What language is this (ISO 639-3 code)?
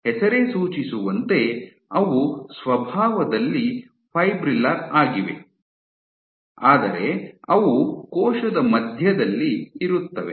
kan